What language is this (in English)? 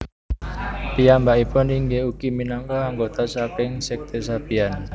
Javanese